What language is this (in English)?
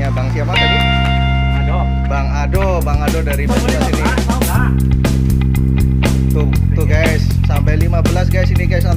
Indonesian